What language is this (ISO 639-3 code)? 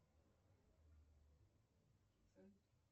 rus